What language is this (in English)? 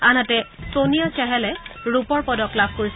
Assamese